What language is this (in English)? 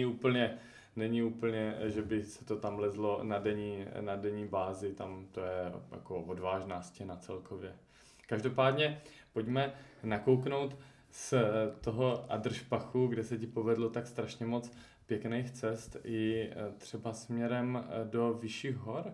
Czech